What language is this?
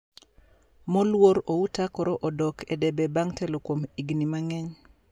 Luo (Kenya and Tanzania)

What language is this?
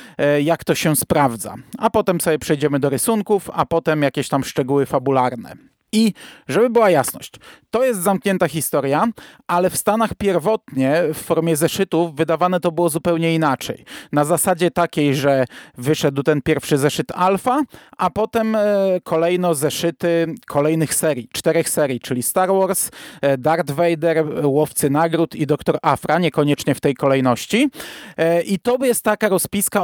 Polish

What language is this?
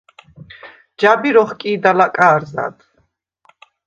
Svan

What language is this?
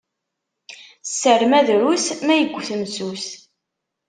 Kabyle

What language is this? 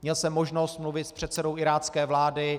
Czech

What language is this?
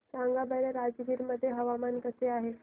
Marathi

